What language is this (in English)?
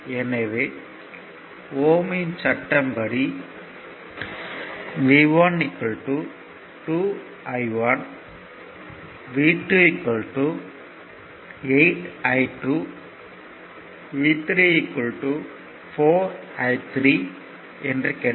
Tamil